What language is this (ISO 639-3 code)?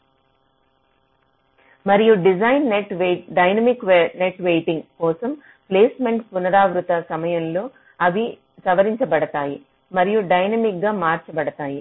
tel